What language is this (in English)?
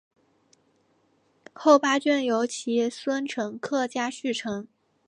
Chinese